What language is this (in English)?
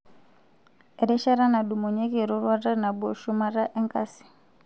Masai